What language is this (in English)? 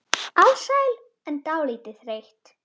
Icelandic